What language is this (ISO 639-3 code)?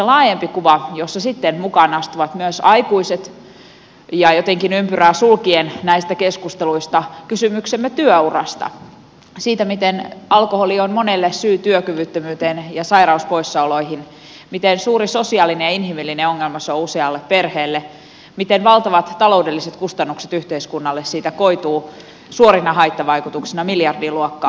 fin